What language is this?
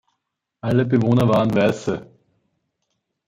German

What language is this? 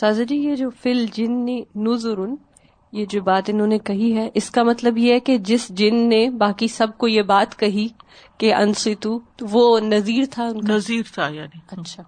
Urdu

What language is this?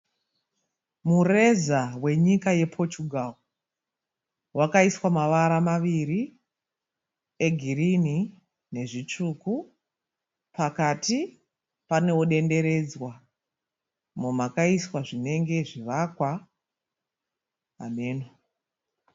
Shona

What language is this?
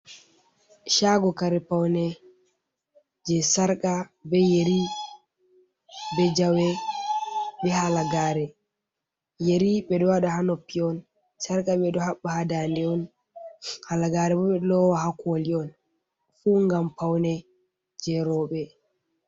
Fula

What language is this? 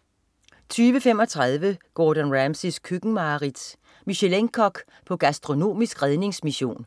Danish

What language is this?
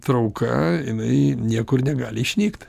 Lithuanian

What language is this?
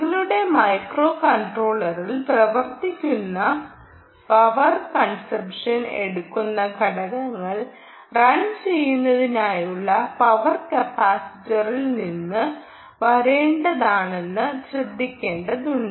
Malayalam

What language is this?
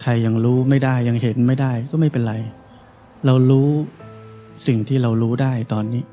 Thai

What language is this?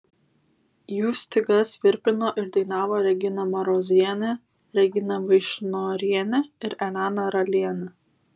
Lithuanian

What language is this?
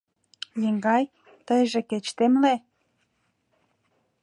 Mari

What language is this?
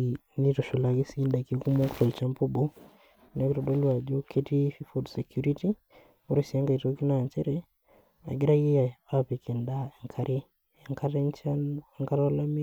Masai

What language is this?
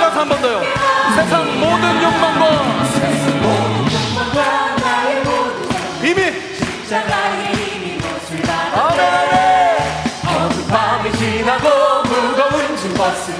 Korean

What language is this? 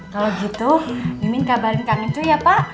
Indonesian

